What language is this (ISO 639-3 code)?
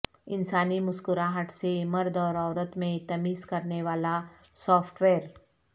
urd